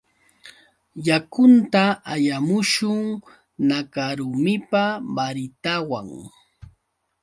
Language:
Yauyos Quechua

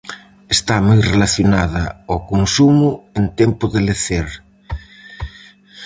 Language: Galician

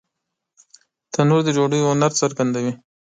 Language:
Pashto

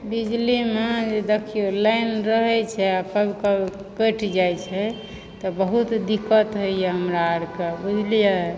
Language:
Maithili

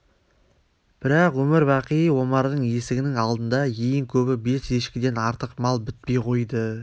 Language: Kazakh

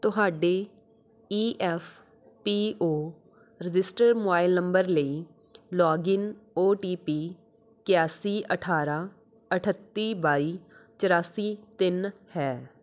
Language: Punjabi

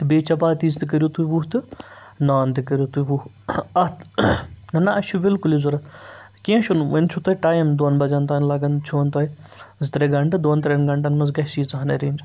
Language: Kashmiri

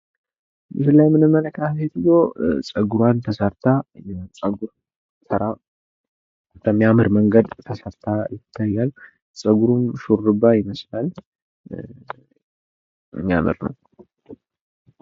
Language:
Amharic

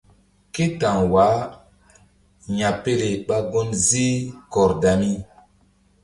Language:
Mbum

